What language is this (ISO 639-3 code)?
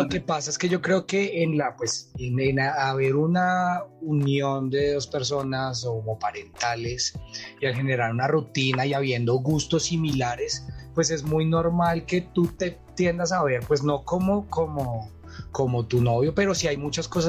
spa